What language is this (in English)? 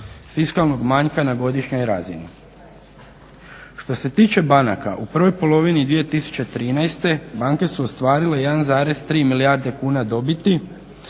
Croatian